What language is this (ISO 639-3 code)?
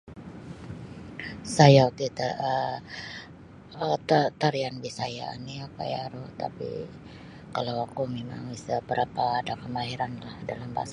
bsy